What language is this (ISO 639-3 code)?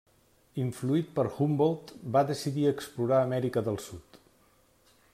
cat